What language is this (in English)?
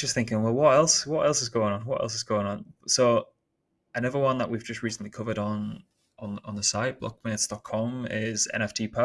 English